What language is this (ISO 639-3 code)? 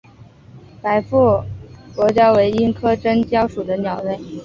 zho